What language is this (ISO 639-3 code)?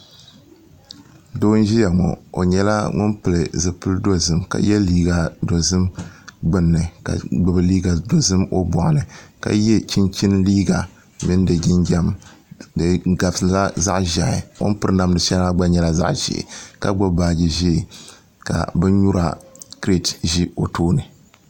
dag